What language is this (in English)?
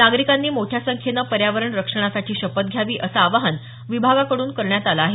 Marathi